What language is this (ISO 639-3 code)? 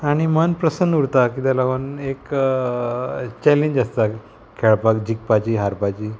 kok